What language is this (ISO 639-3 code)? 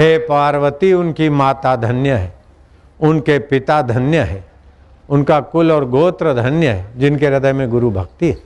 hin